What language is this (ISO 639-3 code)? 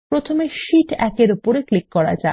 ben